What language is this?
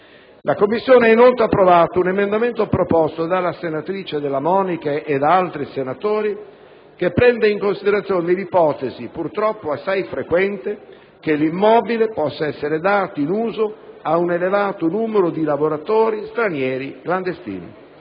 Italian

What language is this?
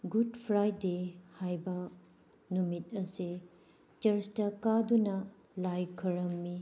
Manipuri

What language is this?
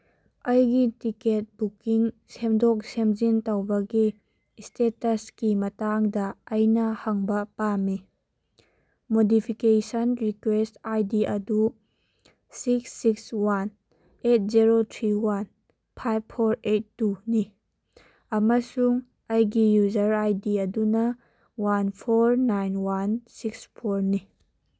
Manipuri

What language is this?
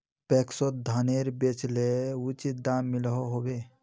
Magahi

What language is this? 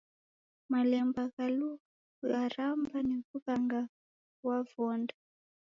Taita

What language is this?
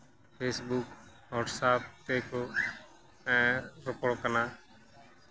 Santali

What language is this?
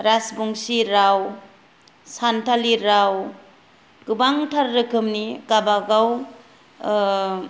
Bodo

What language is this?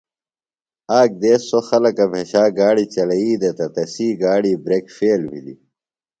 Phalura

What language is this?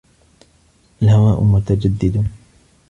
Arabic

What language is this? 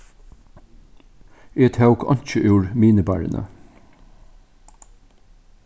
Faroese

